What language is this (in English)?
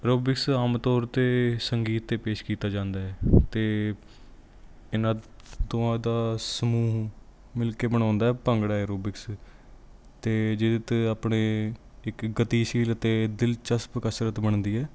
Punjabi